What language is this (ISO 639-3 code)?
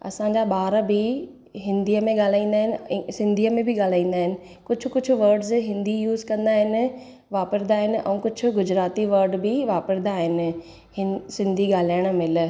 snd